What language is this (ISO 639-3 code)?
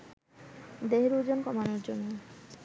ben